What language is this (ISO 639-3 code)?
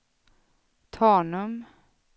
swe